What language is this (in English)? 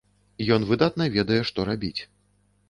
Belarusian